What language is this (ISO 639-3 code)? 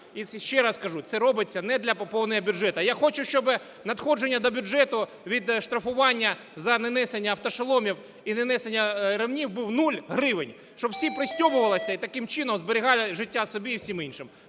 ukr